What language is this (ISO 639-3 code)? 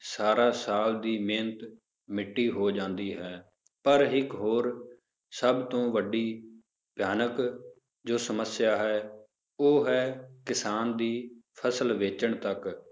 pan